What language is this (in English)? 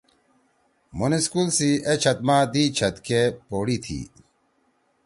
Torwali